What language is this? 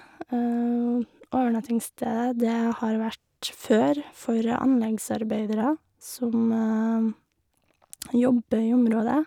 Norwegian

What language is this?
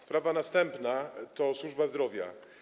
Polish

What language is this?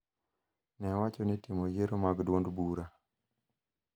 Luo (Kenya and Tanzania)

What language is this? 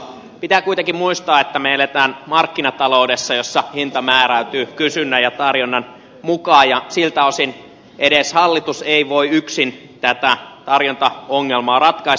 Finnish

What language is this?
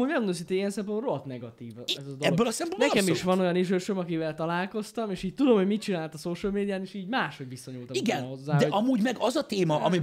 Hungarian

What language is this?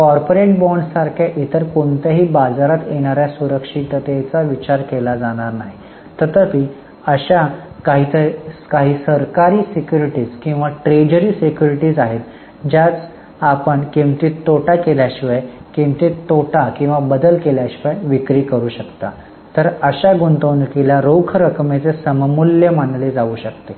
Marathi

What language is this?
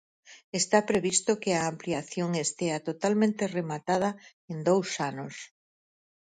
Galician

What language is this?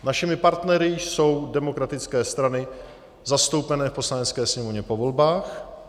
Czech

